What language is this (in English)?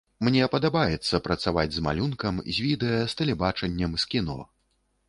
Belarusian